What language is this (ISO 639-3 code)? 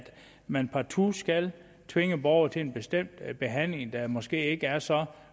dan